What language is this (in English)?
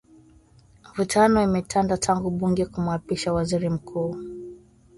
Swahili